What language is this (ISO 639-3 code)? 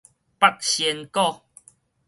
nan